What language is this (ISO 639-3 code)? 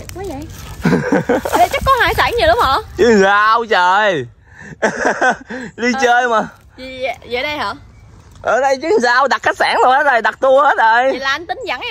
vie